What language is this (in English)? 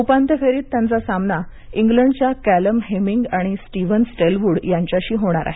Marathi